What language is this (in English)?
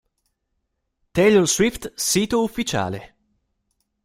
Italian